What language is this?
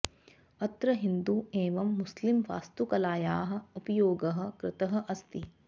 Sanskrit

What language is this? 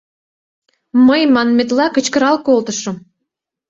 Mari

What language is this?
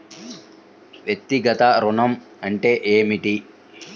Telugu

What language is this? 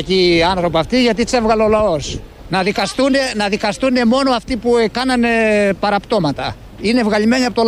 Greek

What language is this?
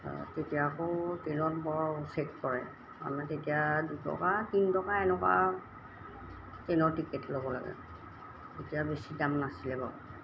Assamese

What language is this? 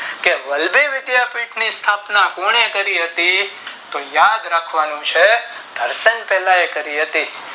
Gujarati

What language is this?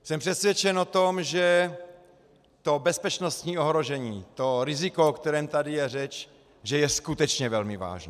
Czech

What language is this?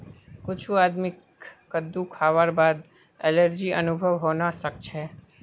Magahi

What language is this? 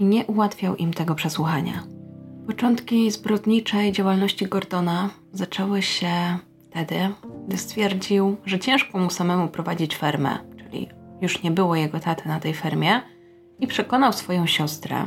Polish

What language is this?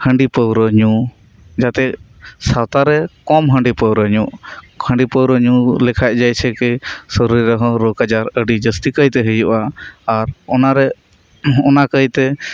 Santali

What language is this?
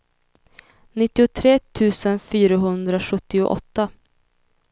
Swedish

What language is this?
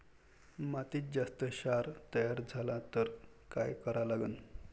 Marathi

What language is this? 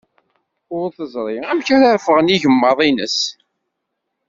Kabyle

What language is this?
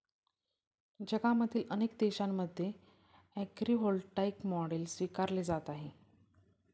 Marathi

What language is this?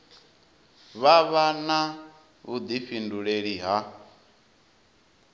Venda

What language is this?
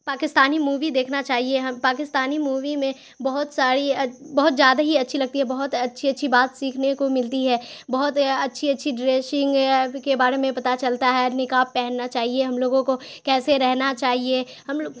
Urdu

